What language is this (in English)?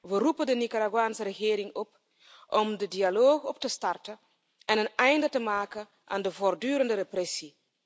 Dutch